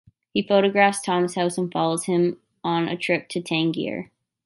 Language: English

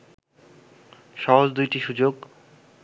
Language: Bangla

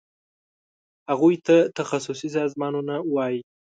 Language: Pashto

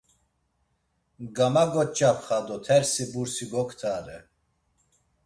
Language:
Laz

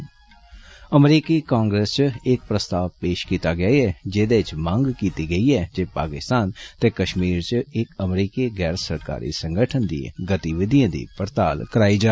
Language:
Dogri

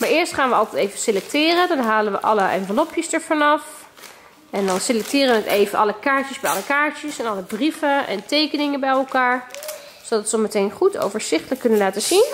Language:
Dutch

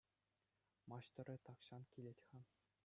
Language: Chuvash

